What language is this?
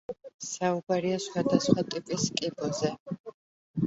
Georgian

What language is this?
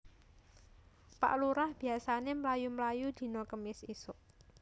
Javanese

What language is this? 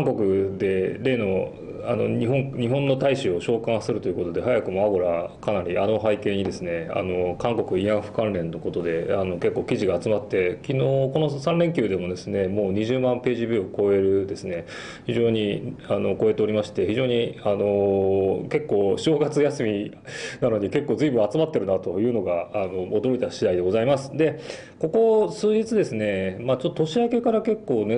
Japanese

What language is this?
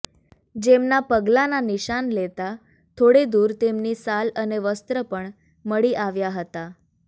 Gujarati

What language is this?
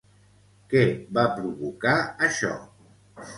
Catalan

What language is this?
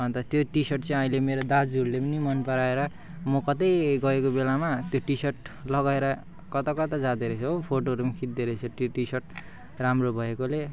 Nepali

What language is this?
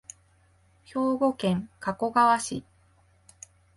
Japanese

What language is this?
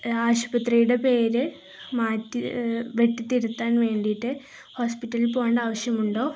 Malayalam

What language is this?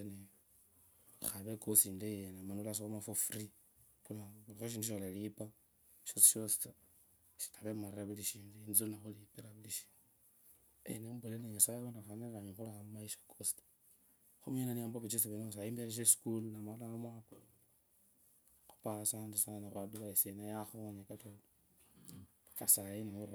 Kabras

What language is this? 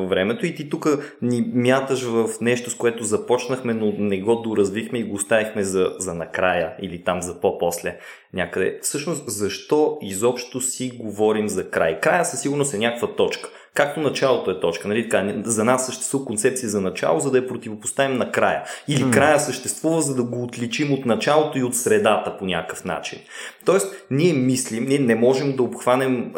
Bulgarian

